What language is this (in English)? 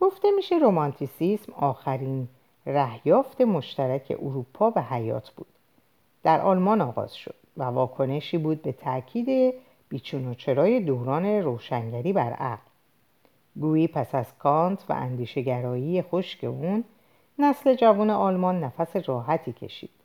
Persian